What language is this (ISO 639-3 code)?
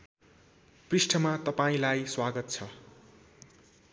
nep